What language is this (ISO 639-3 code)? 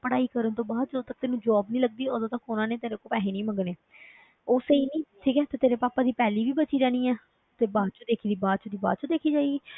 pan